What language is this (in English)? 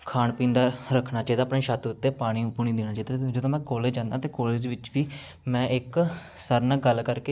Punjabi